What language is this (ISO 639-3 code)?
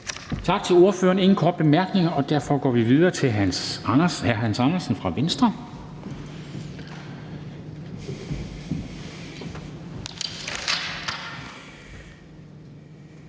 dan